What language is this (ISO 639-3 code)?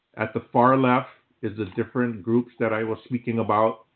eng